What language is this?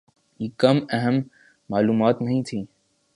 Urdu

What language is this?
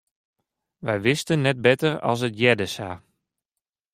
Western Frisian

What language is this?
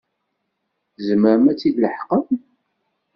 Kabyle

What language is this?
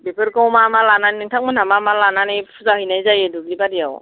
Bodo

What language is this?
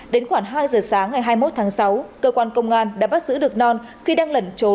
Vietnamese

